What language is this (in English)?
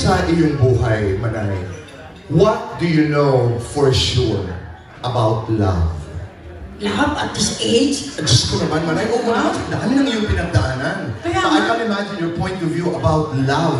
Filipino